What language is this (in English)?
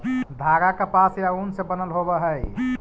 Magahi